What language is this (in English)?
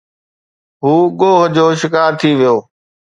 Sindhi